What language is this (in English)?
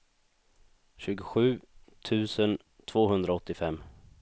Swedish